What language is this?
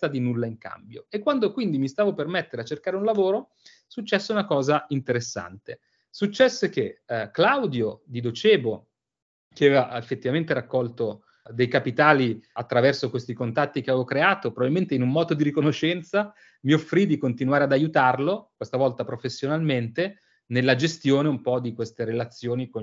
Italian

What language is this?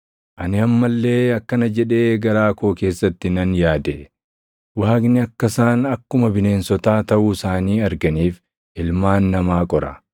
Oromo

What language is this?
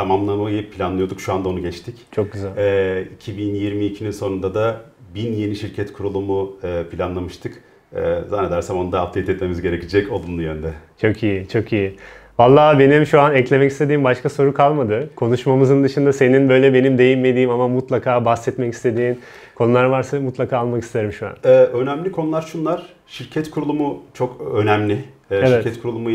Turkish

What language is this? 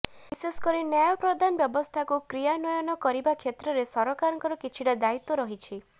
Odia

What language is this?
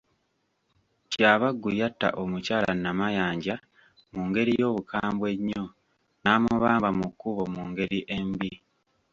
Ganda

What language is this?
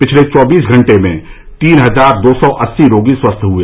Hindi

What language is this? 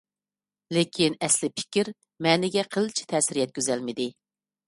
Uyghur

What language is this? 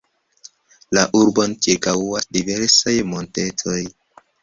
Esperanto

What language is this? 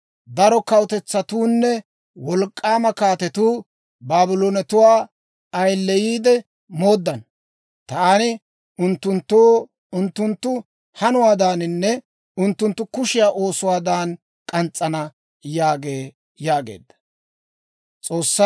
Dawro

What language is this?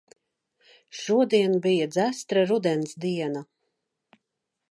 Latvian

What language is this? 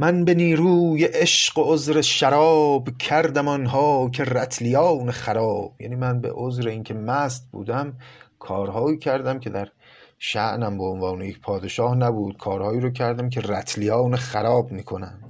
Persian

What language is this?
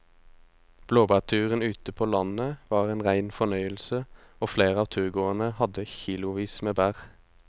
Norwegian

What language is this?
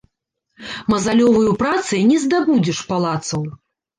Belarusian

